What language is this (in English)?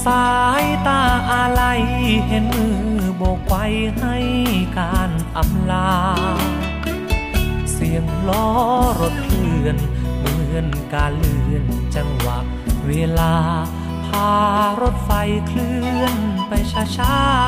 Thai